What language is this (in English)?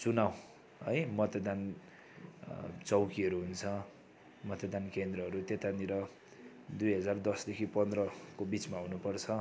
Nepali